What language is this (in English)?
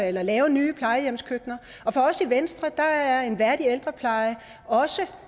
Danish